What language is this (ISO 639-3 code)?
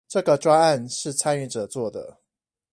zho